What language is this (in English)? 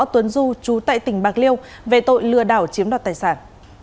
Vietnamese